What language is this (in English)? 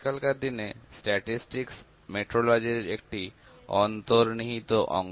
Bangla